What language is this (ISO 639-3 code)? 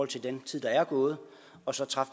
dan